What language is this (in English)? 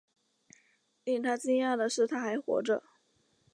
Chinese